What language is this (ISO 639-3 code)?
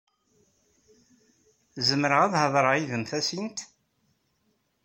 kab